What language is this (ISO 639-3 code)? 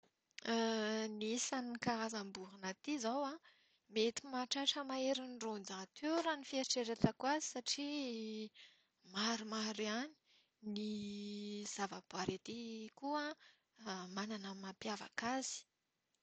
mlg